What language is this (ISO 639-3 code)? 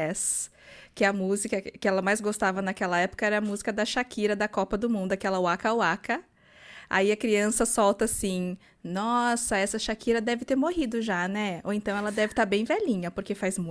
por